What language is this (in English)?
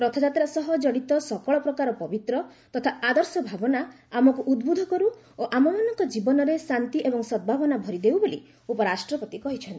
Odia